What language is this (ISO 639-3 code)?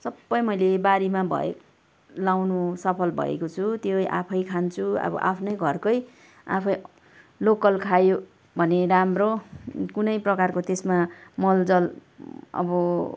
nep